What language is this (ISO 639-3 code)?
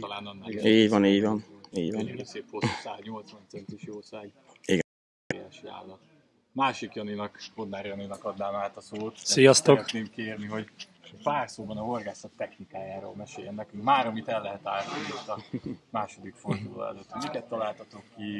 hun